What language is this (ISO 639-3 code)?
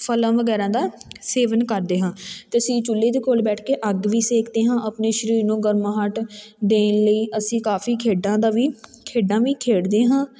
pan